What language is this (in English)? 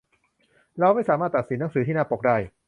Thai